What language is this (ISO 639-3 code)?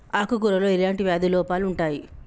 tel